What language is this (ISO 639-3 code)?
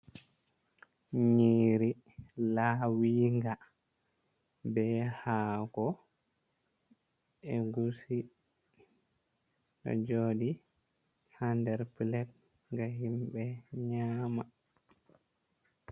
ful